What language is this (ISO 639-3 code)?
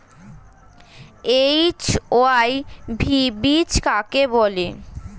ben